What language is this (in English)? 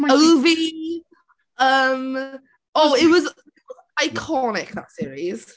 English